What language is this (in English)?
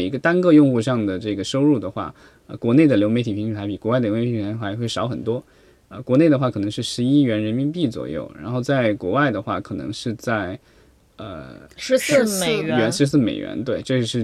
Chinese